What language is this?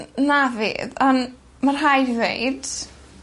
Welsh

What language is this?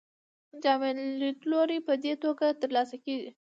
Pashto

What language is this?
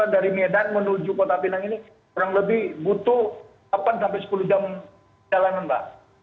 Indonesian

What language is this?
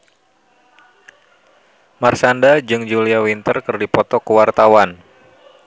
Sundanese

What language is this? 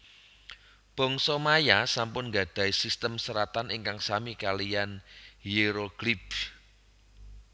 Javanese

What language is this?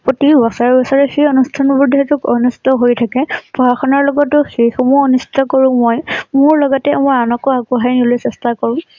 Assamese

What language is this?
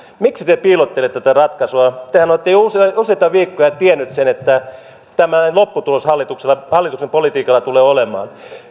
Finnish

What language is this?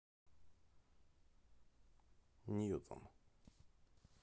Russian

